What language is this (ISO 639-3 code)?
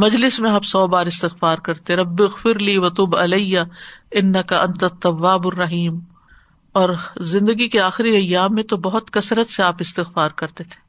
urd